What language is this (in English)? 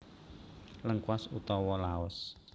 Javanese